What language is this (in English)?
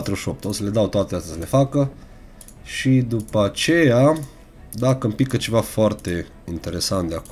Romanian